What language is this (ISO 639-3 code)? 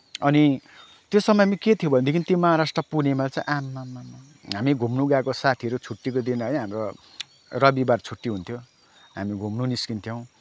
nep